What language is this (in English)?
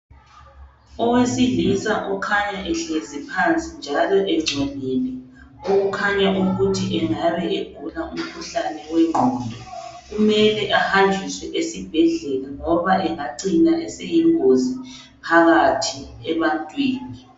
North Ndebele